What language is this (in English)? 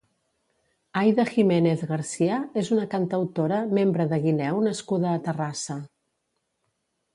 Catalan